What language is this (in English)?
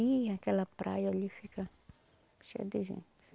Portuguese